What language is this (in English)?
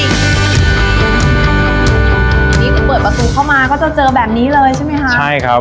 Thai